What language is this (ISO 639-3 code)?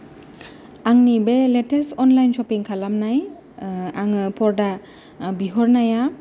brx